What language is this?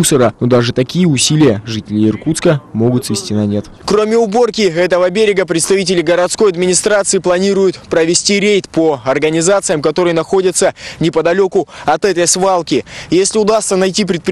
Russian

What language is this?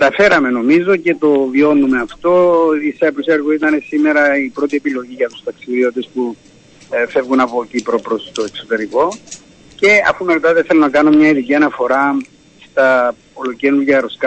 Greek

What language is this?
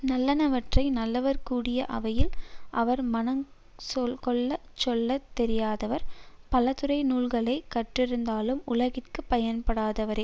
Tamil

